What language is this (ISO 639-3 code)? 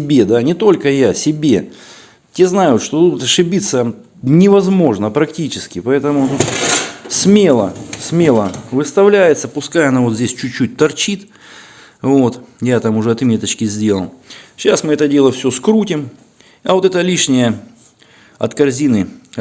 rus